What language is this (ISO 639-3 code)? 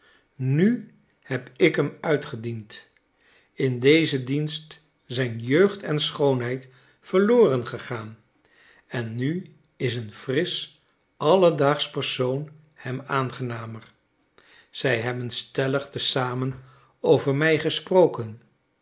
nld